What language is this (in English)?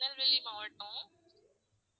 Tamil